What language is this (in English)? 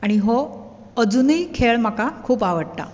Konkani